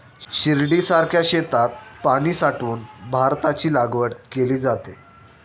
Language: Marathi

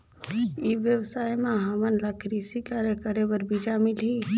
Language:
Chhattisgarhi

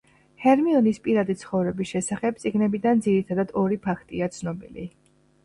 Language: Georgian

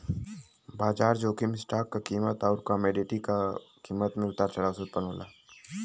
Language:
Bhojpuri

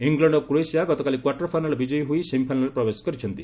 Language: Odia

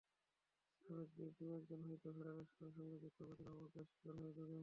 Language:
Bangla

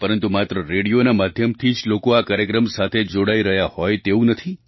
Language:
Gujarati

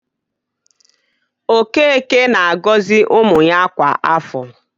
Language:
Igbo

